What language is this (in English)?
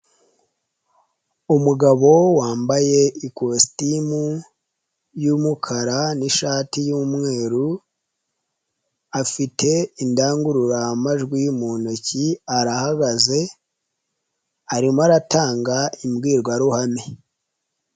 Kinyarwanda